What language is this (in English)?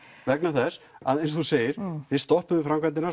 Icelandic